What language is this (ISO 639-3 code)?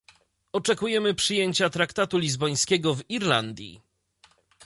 pol